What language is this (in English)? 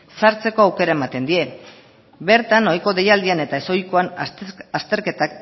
Basque